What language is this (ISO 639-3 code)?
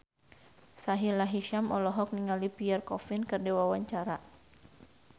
sun